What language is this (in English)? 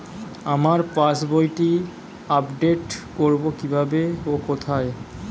Bangla